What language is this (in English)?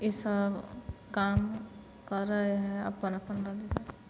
Maithili